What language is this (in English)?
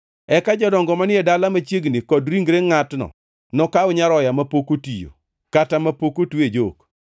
Luo (Kenya and Tanzania)